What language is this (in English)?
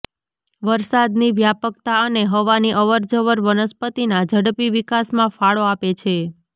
Gujarati